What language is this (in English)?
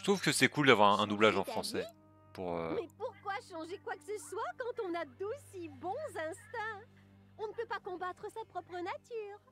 French